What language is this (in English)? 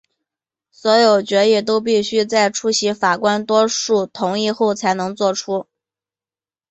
Chinese